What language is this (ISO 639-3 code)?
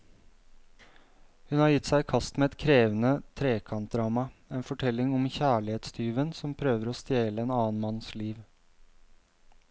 nor